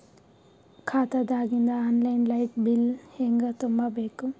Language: Kannada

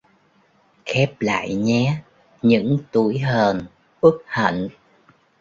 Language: Vietnamese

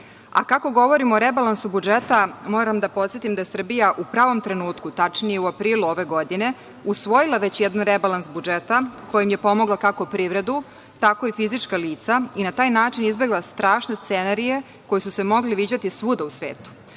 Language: Serbian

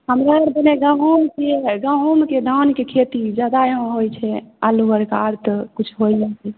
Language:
Maithili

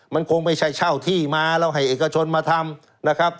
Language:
Thai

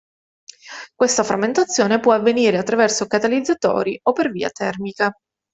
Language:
Italian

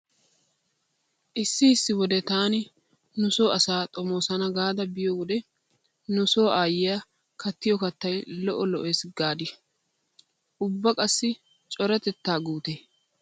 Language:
Wolaytta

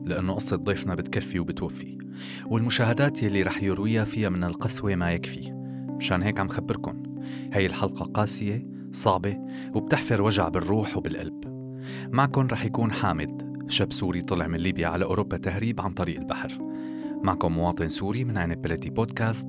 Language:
Arabic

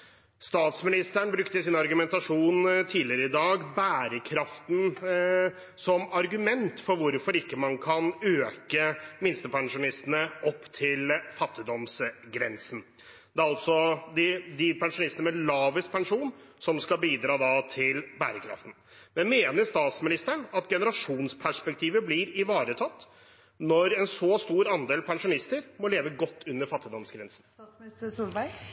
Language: Norwegian Bokmål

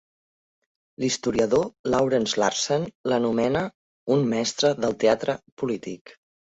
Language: Catalan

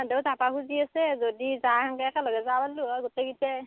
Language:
Assamese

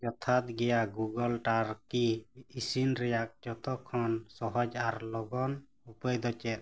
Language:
Santali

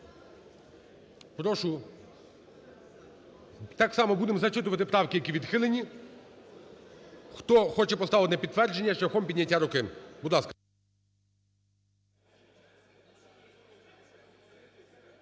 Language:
Ukrainian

